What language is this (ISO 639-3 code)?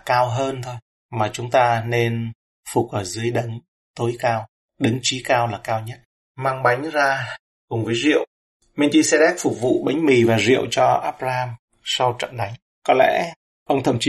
vie